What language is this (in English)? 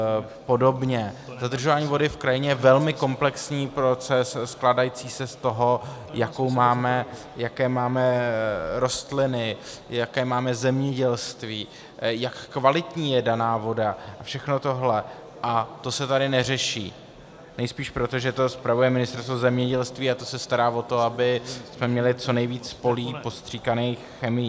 Czech